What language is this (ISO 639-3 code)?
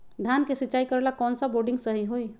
mag